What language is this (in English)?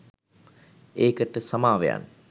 Sinhala